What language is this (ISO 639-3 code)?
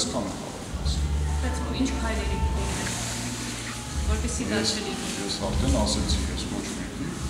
ron